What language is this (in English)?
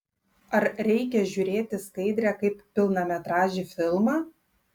Lithuanian